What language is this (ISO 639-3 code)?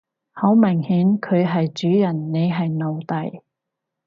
yue